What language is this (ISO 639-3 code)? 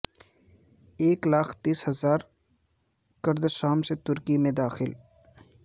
urd